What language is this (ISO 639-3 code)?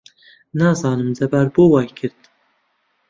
ckb